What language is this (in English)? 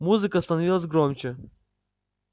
Russian